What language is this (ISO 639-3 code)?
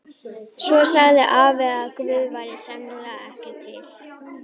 isl